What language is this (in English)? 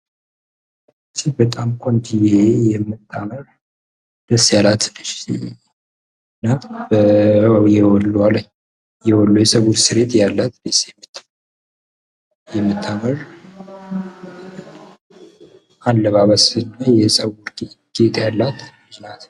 Amharic